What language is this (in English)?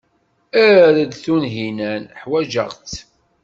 Kabyle